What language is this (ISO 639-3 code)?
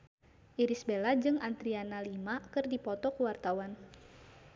sun